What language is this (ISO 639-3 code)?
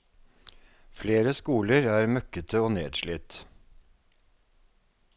nor